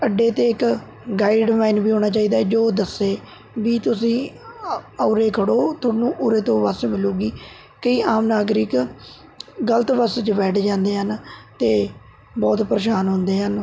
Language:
Punjabi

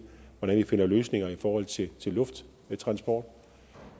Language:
Danish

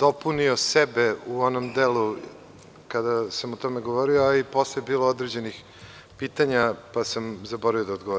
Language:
Serbian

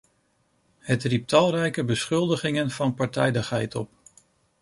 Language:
Dutch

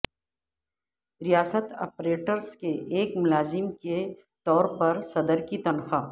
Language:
Urdu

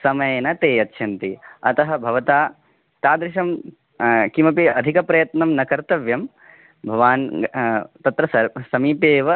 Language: Sanskrit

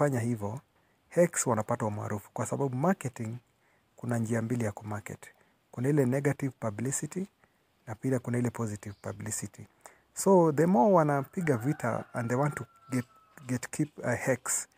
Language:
Swahili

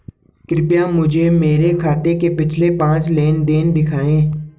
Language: Hindi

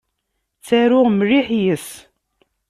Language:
Kabyle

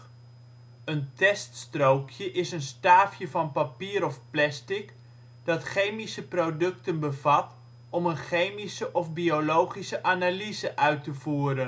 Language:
Dutch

